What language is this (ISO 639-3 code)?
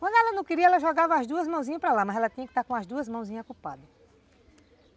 por